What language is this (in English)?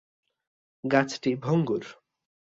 Bangla